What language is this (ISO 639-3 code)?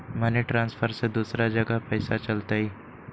mag